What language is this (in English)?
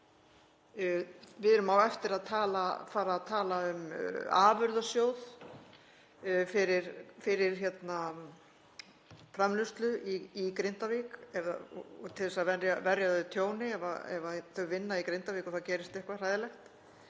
Icelandic